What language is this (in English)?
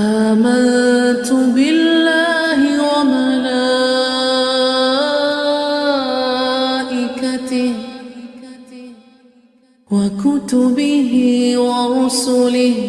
Arabic